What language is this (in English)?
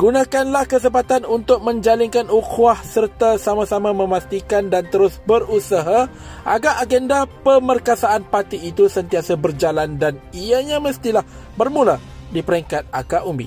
Malay